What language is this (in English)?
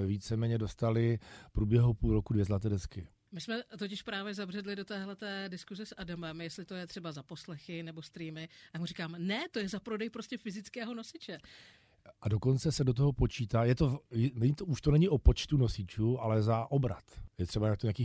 Czech